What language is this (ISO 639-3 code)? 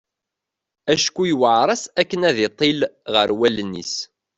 kab